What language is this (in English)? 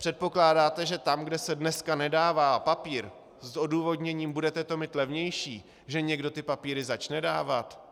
Czech